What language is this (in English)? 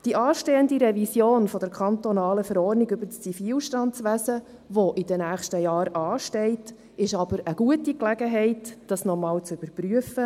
Swiss German